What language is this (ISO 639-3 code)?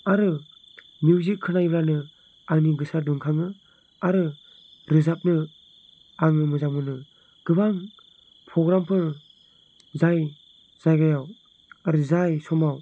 brx